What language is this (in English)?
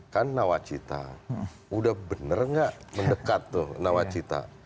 Indonesian